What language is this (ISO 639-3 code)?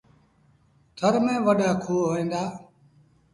sbn